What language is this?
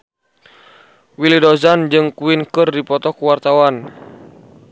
Sundanese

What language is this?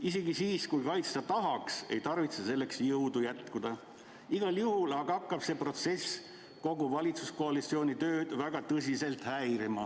Estonian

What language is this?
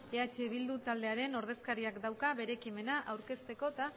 Basque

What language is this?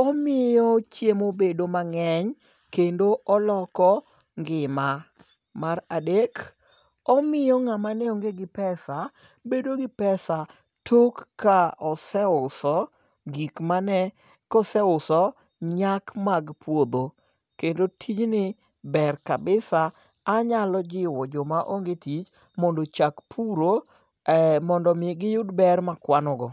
Luo (Kenya and Tanzania)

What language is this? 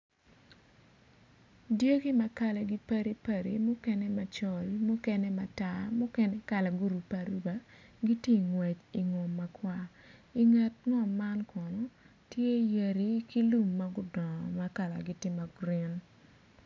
Acoli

